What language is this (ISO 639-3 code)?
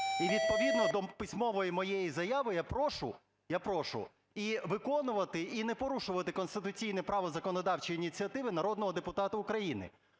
ukr